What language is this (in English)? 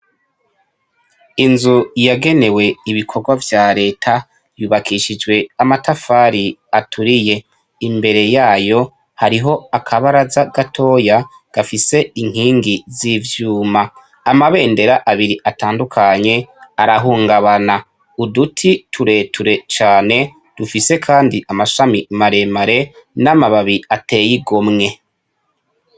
Rundi